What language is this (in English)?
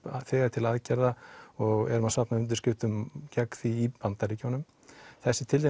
Icelandic